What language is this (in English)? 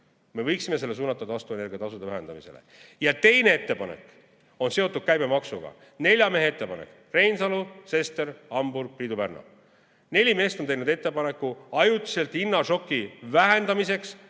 Estonian